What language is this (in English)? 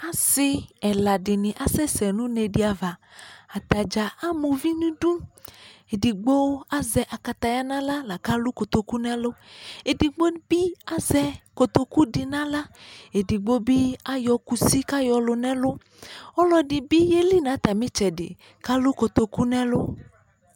Ikposo